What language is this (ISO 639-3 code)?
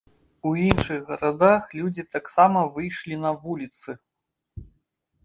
bel